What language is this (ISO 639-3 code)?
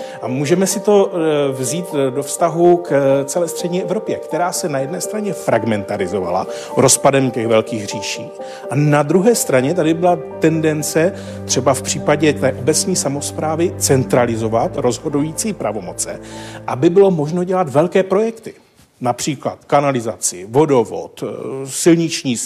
ces